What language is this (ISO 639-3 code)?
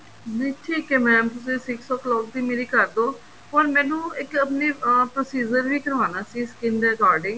pan